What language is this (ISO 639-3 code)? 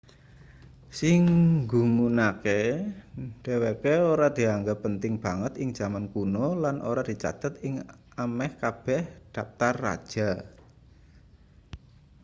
jav